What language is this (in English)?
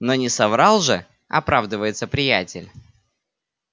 Russian